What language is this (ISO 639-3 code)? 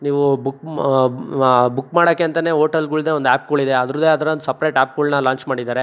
kan